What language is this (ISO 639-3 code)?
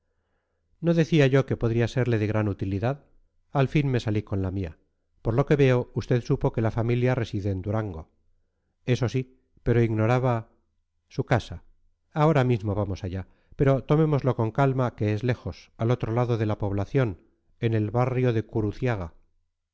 spa